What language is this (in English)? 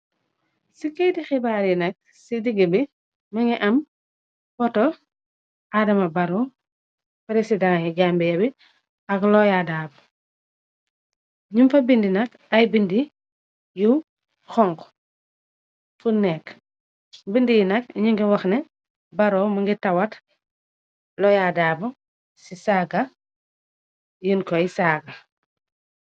Wolof